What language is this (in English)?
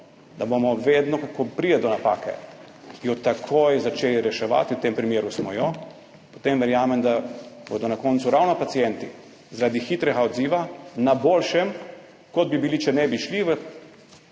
Slovenian